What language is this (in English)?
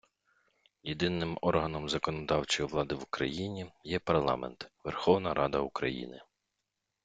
Ukrainian